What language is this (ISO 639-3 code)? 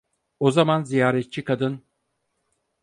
tur